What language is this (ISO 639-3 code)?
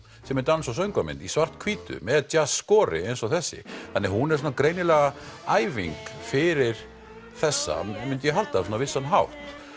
isl